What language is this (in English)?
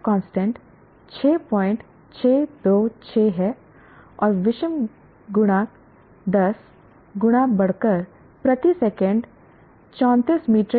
Hindi